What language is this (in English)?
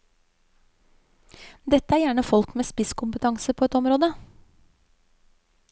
Norwegian